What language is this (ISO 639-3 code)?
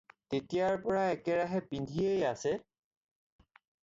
asm